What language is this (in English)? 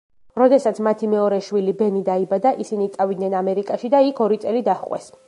Georgian